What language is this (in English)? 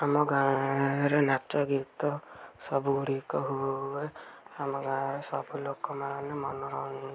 Odia